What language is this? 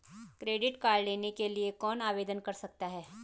Hindi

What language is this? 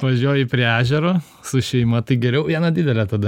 Lithuanian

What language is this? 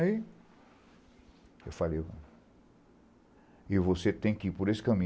Portuguese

